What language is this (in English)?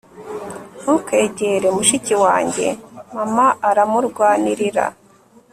Kinyarwanda